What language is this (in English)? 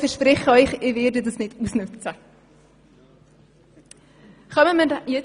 Swiss German